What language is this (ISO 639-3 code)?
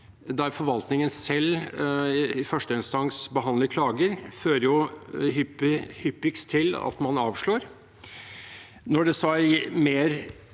nor